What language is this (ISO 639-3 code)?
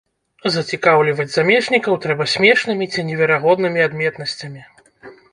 bel